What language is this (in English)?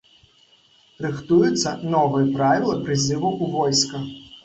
Belarusian